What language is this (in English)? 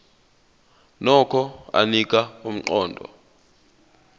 Zulu